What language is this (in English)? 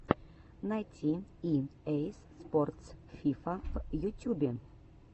Russian